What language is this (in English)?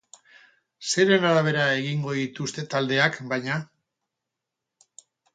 Basque